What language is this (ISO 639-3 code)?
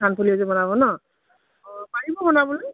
asm